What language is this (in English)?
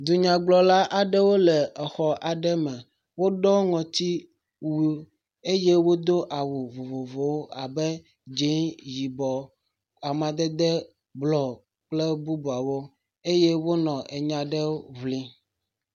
Ewe